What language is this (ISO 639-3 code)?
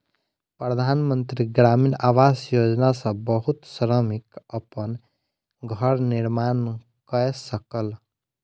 mai